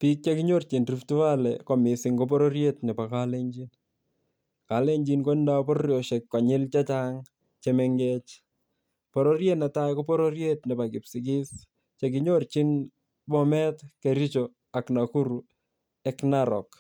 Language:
Kalenjin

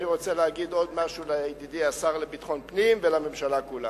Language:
Hebrew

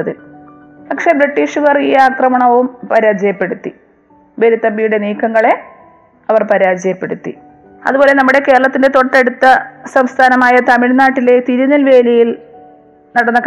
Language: Malayalam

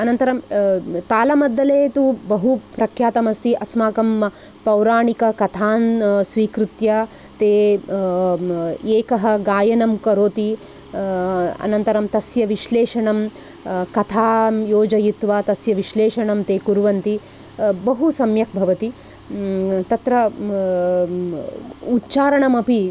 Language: Sanskrit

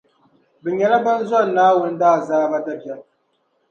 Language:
Dagbani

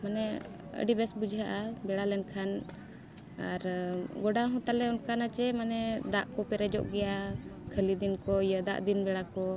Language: Santali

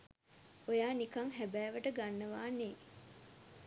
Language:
Sinhala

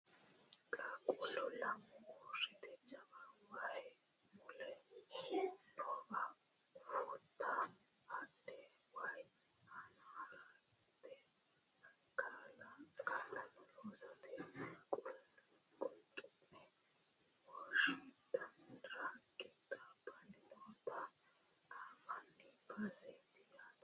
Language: Sidamo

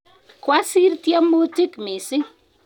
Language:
Kalenjin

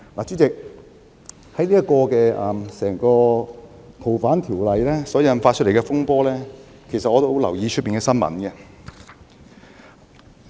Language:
Cantonese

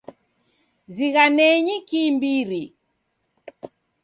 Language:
Taita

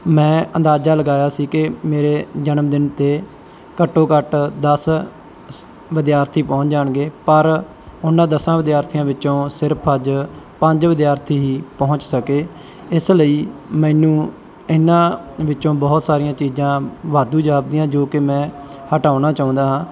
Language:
Punjabi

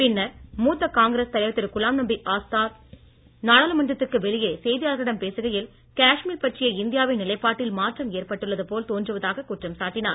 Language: Tamil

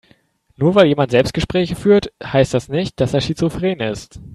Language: German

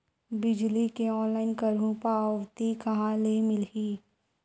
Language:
Chhattisgarhi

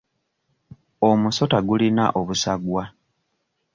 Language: Ganda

